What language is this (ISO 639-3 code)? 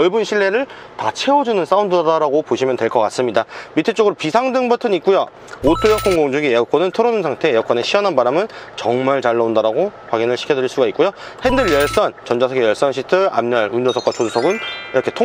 kor